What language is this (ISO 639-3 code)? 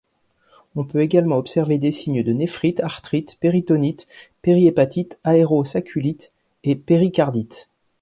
fra